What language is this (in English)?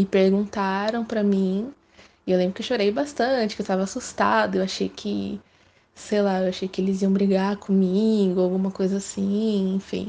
Portuguese